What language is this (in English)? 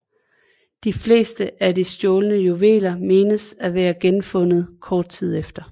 Danish